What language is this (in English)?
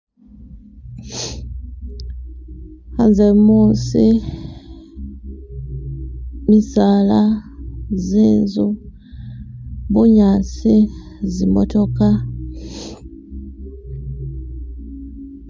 Masaaba